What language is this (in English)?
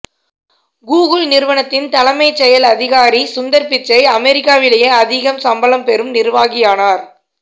Tamil